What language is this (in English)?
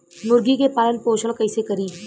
Bhojpuri